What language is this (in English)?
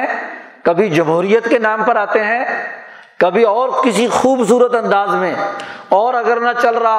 Urdu